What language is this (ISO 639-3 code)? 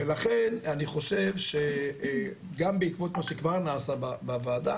heb